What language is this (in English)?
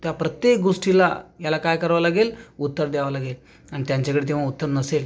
Marathi